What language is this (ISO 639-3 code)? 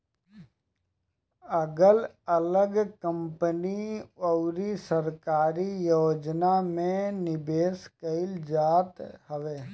bho